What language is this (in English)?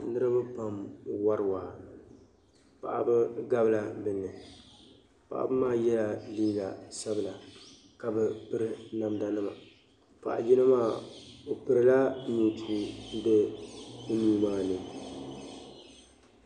Dagbani